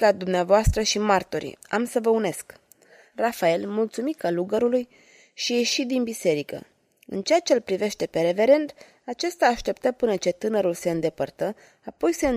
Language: Romanian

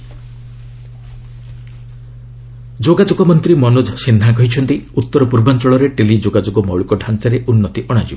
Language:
Odia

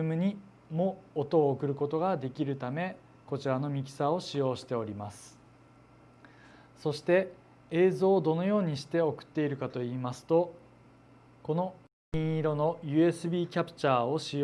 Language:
Japanese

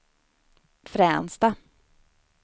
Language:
Swedish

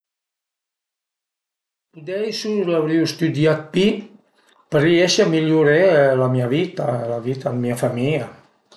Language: Piedmontese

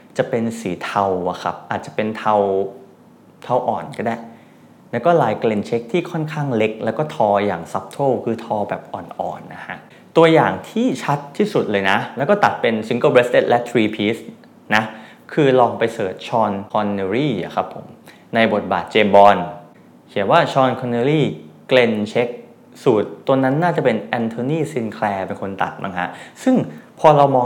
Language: Thai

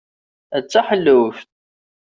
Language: Kabyle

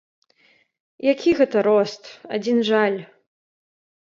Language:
Belarusian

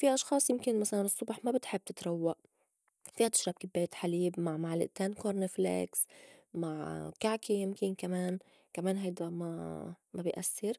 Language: North Levantine Arabic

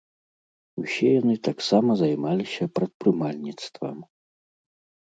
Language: Belarusian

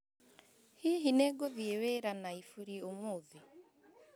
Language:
Kikuyu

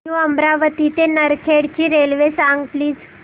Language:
Marathi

